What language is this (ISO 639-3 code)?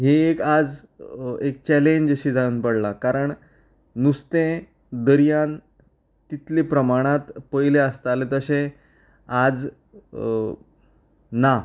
kok